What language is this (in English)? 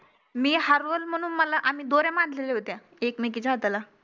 Marathi